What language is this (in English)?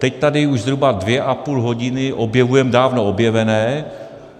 Czech